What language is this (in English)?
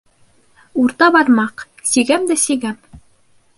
Bashkir